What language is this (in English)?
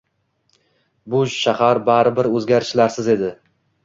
Uzbek